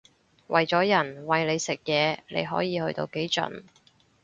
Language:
Cantonese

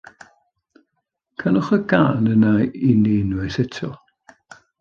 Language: Welsh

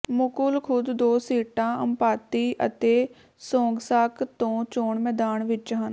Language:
Punjabi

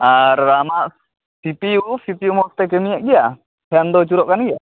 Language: Santali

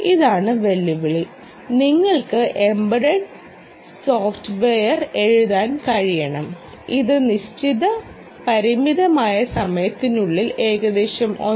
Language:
Malayalam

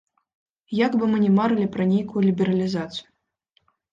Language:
Belarusian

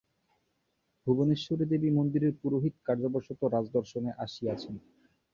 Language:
Bangla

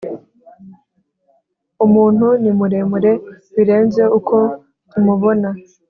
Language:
Kinyarwanda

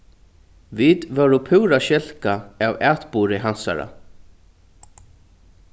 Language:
Faroese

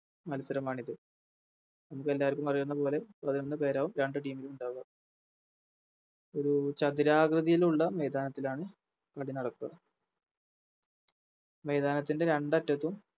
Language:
Malayalam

